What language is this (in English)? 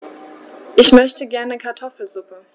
German